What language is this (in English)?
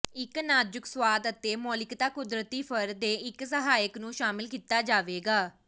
Punjabi